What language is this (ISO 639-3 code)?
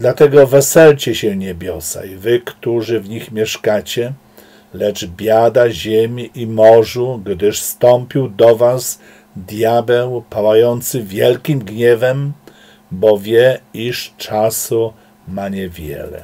pol